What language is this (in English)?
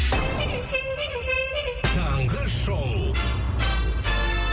Kazakh